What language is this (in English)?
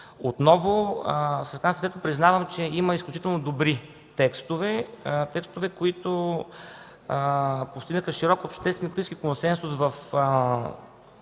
Bulgarian